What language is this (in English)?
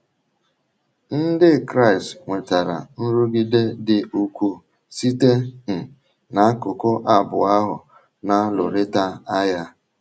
Igbo